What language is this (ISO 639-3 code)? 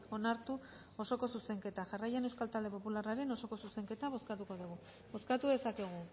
eus